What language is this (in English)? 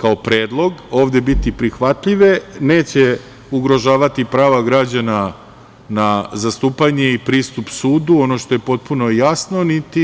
Serbian